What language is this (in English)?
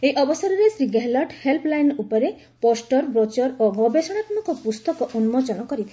Odia